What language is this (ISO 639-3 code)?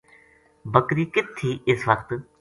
gju